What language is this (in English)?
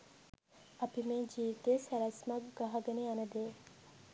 Sinhala